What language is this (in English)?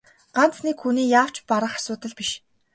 Mongolian